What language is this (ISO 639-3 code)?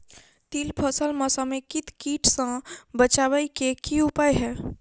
mai